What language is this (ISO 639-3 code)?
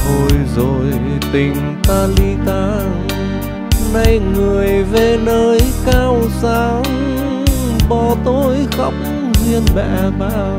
vie